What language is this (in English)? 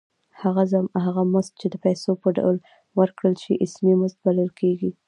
Pashto